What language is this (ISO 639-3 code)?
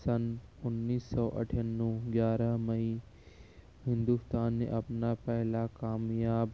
urd